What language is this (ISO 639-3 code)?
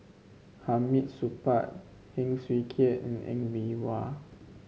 eng